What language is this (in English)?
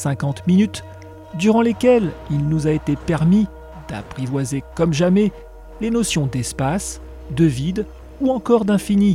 French